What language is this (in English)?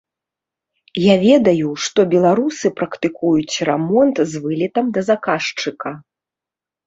Belarusian